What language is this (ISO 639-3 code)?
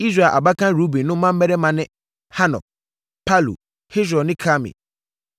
aka